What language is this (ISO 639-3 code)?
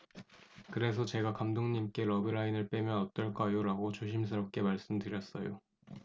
kor